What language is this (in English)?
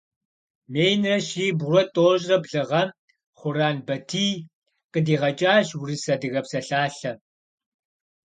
Kabardian